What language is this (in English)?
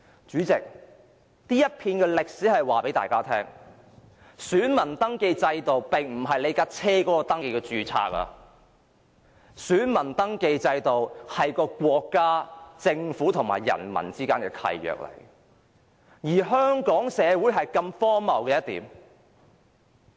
Cantonese